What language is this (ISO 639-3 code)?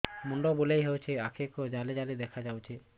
ori